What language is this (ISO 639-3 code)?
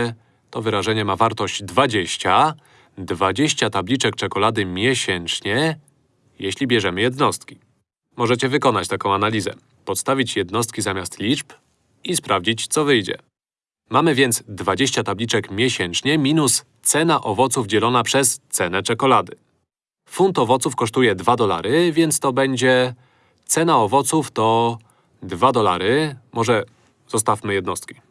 pol